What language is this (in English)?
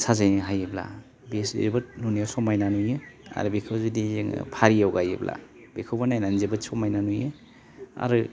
Bodo